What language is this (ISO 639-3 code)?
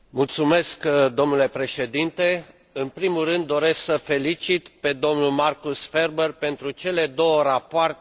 ron